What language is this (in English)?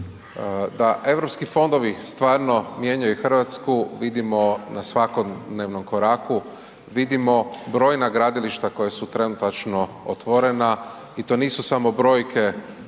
Croatian